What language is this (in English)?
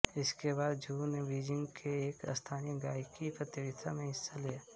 Hindi